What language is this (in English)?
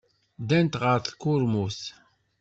Kabyle